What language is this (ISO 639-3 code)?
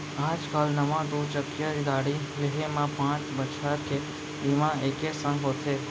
hne